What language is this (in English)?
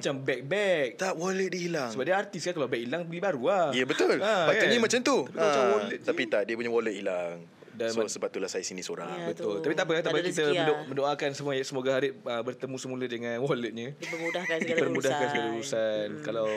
Malay